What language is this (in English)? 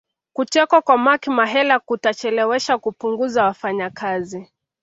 Swahili